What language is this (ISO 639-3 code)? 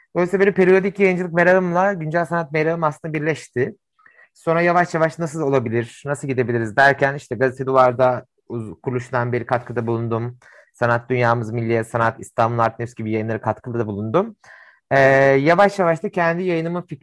tur